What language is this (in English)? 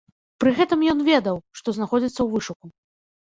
Belarusian